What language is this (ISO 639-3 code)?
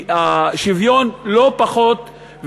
heb